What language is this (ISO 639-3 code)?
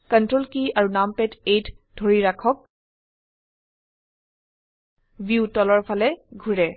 asm